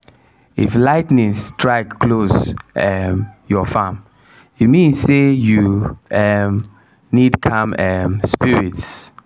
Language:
Nigerian Pidgin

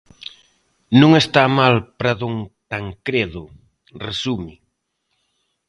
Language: Galician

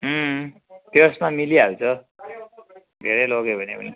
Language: Nepali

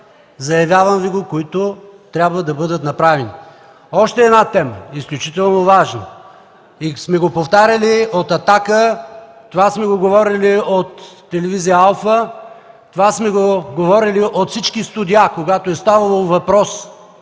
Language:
Bulgarian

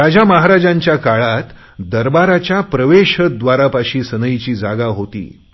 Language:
Marathi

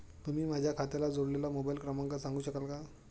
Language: Marathi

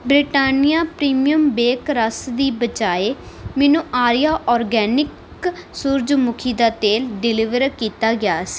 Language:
Punjabi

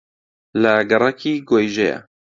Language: Central Kurdish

